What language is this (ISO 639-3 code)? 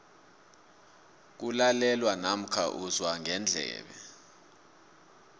nbl